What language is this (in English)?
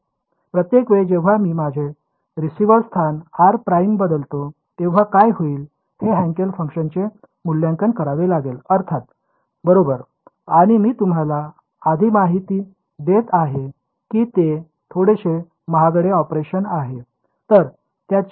Marathi